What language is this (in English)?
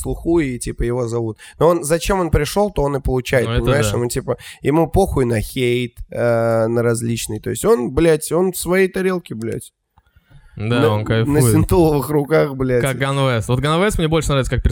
Russian